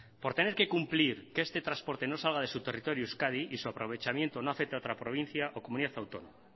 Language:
Spanish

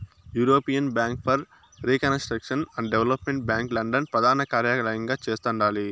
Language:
Telugu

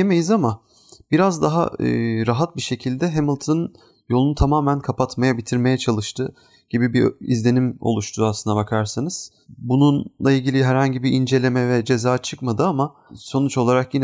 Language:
Turkish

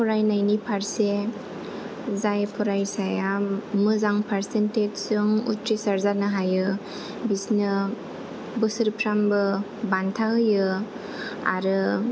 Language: Bodo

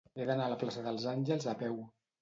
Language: Catalan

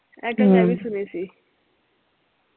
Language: Punjabi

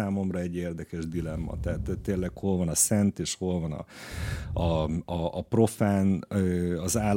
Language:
Hungarian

